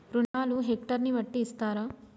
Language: Telugu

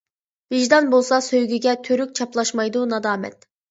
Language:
Uyghur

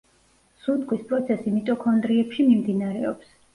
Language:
Georgian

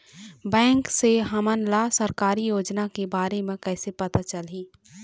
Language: Chhattisgarhi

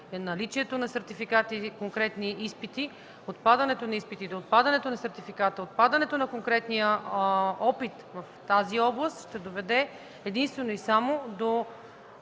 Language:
Bulgarian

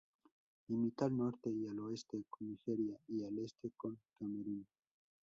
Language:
Spanish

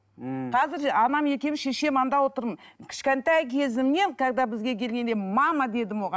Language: Kazakh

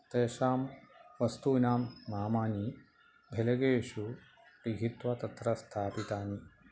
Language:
Sanskrit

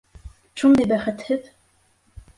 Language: Bashkir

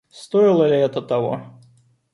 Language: Russian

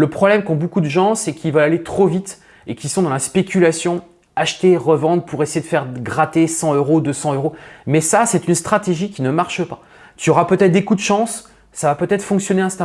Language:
French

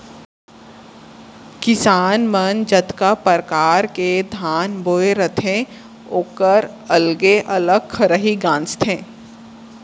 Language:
Chhattisgarhi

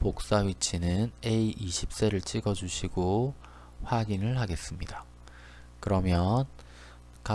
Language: Korean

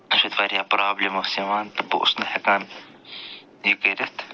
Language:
Kashmiri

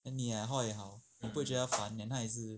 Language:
English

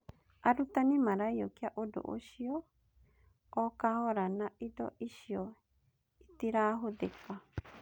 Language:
Kikuyu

